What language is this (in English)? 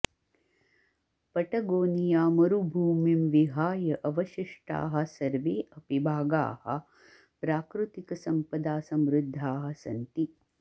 Sanskrit